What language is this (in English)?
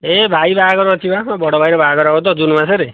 Odia